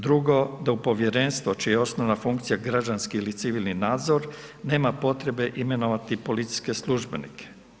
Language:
Croatian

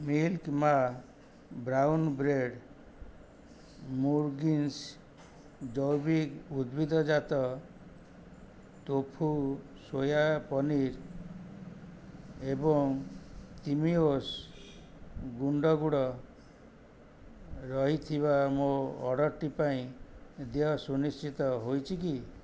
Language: Odia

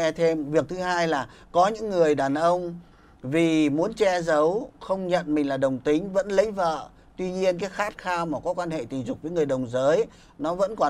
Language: Vietnamese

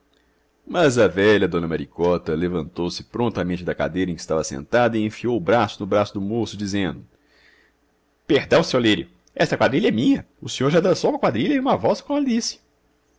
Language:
Portuguese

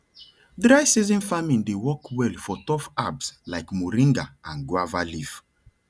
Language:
Nigerian Pidgin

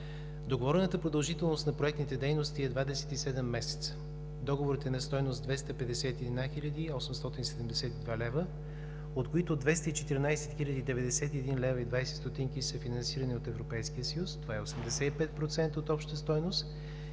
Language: Bulgarian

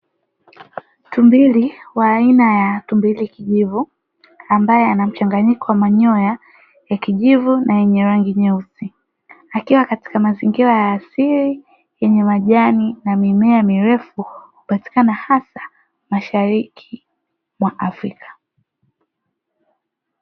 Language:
Swahili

